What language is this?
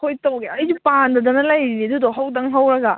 Manipuri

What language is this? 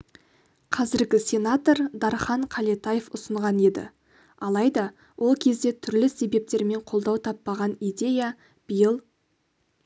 Kazakh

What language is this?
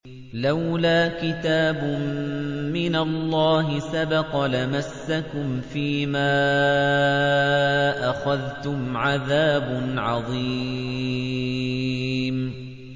Arabic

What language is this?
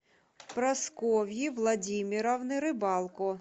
Russian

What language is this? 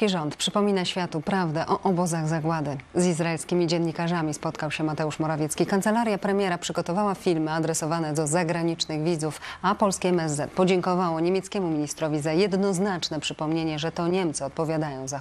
Polish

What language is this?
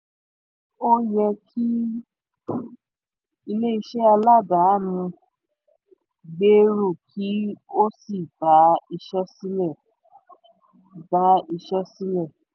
Yoruba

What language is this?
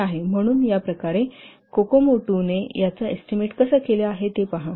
Marathi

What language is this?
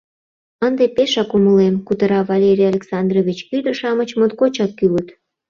Mari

